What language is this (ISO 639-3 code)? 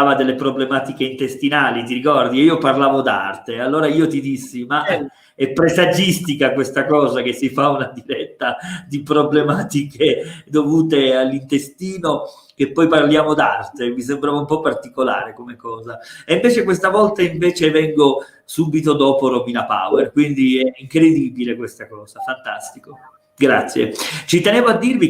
ita